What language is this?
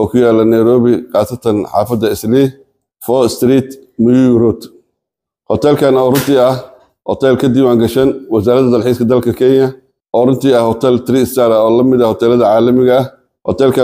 Arabic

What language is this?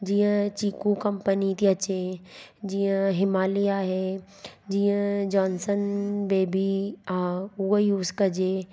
Sindhi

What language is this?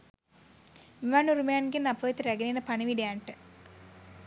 Sinhala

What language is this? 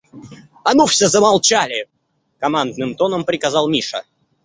Russian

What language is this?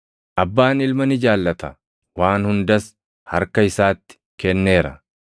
Oromo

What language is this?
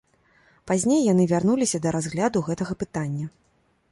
Belarusian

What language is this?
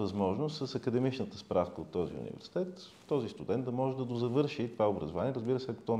Bulgarian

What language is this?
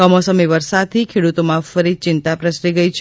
Gujarati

